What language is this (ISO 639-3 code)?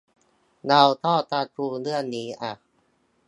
tha